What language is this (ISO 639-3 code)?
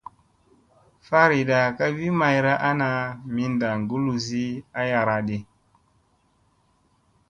mse